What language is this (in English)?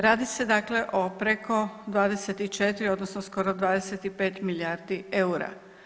Croatian